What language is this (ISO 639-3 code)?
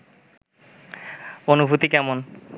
ben